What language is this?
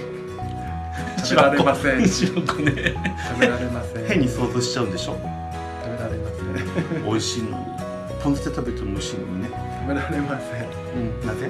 Japanese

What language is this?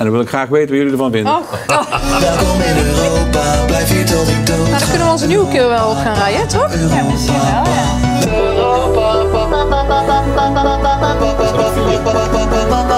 Dutch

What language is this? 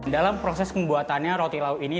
Indonesian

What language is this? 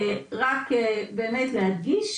Hebrew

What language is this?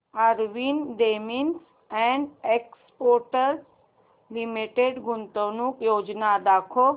Marathi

